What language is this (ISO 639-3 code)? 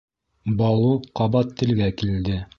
bak